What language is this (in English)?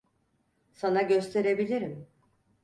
Turkish